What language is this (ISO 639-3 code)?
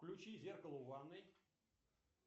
rus